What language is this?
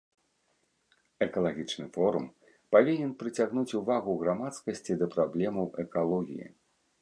Belarusian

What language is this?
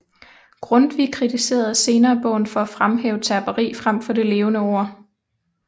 Danish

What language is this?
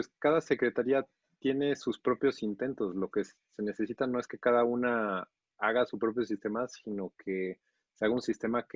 Spanish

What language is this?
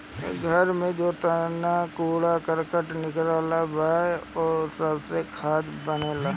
Bhojpuri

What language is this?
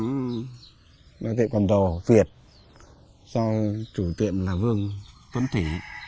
Vietnamese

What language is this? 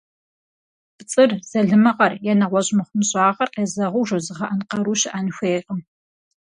Kabardian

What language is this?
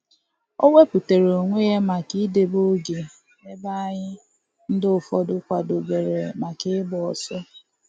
Igbo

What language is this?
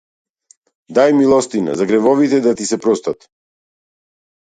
Macedonian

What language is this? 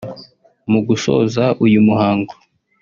Kinyarwanda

